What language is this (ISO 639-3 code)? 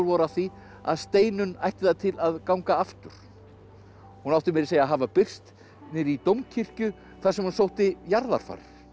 isl